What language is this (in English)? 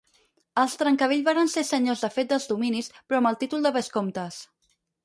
Catalan